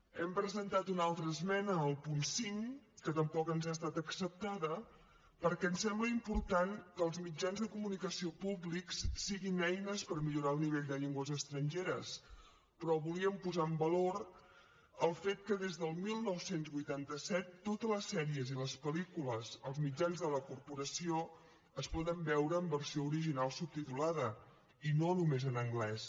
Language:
Catalan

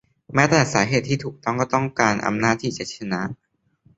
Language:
Thai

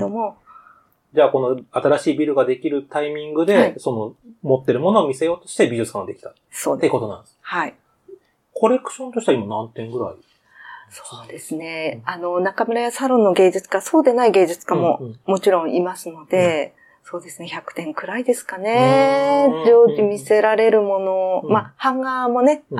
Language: Japanese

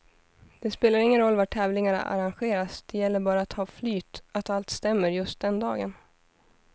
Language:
Swedish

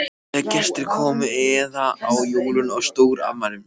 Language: Icelandic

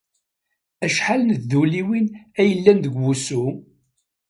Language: Kabyle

